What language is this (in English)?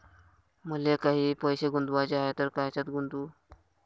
Marathi